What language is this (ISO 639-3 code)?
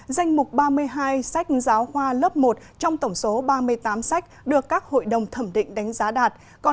vie